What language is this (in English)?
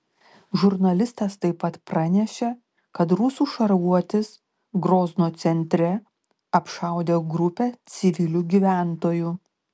Lithuanian